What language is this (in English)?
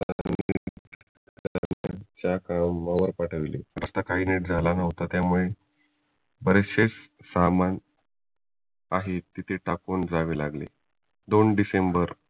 Marathi